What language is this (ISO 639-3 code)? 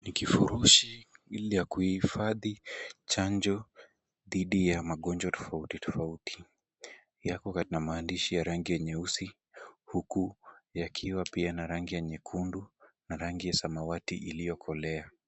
swa